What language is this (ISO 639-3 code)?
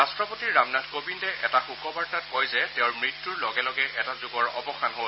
asm